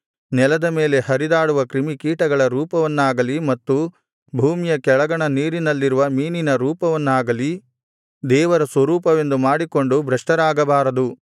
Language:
Kannada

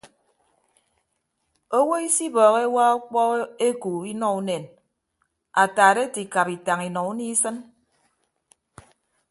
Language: Ibibio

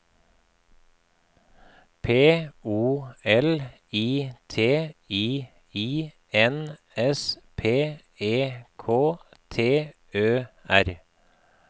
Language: Norwegian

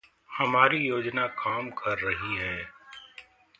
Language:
Hindi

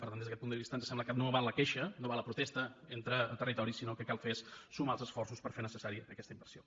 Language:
Catalan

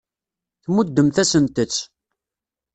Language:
Kabyle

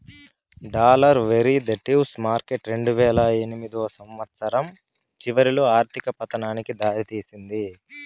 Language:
Telugu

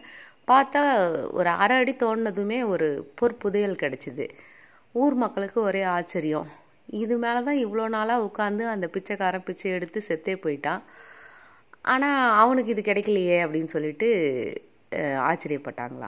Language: Tamil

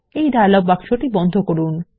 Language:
Bangla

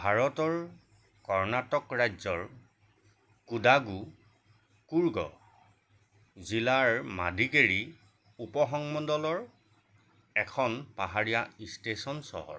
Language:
Assamese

